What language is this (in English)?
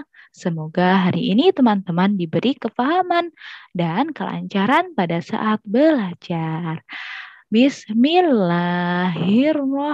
Indonesian